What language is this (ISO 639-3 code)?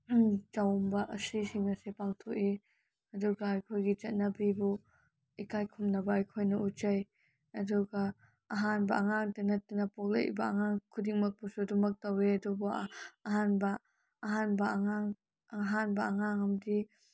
mni